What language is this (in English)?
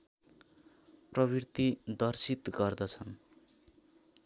Nepali